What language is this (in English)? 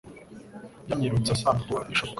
Kinyarwanda